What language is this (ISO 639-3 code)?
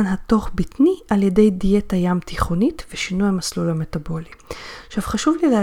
heb